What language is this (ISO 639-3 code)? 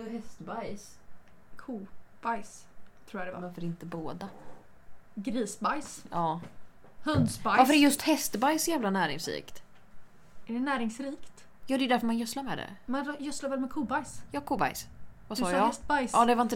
swe